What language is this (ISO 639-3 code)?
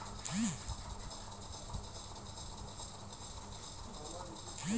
ben